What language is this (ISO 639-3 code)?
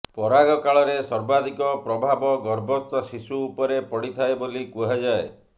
ori